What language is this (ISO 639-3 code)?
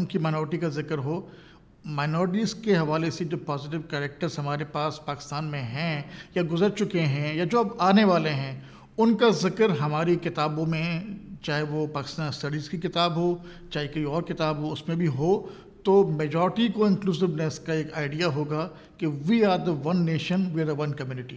urd